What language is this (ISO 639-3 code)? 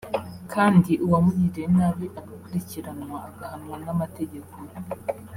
kin